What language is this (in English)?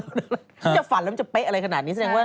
Thai